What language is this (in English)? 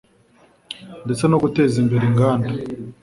Kinyarwanda